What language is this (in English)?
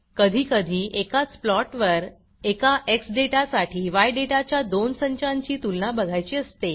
Marathi